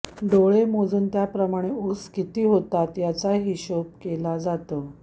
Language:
Marathi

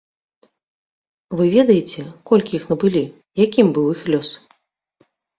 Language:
Belarusian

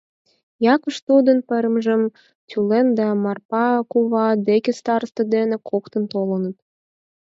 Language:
Mari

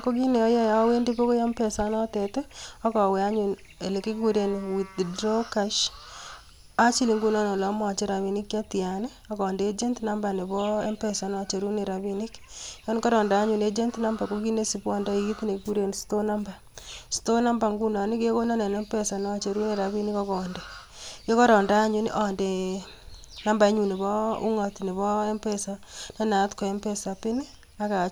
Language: Kalenjin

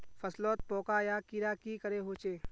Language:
Magahi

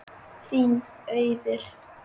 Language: Icelandic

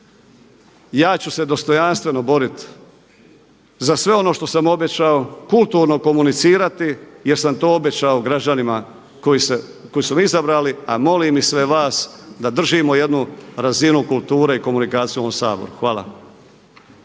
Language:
Croatian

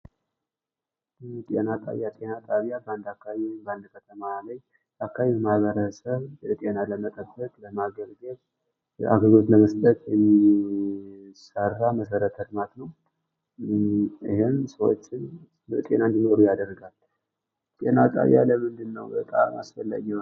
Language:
Amharic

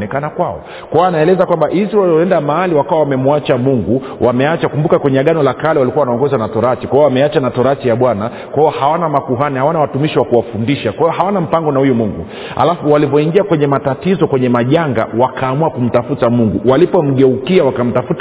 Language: Swahili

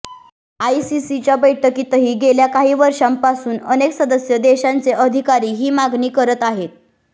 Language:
Marathi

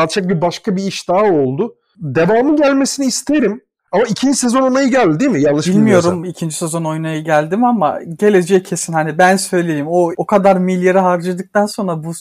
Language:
Turkish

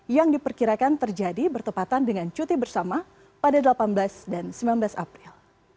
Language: Indonesian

